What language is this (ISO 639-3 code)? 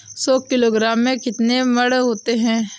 hin